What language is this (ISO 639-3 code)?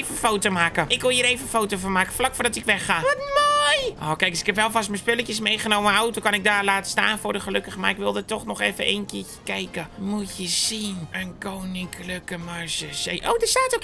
nld